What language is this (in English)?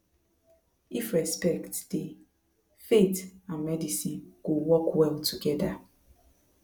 Nigerian Pidgin